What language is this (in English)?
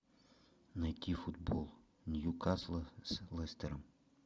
Russian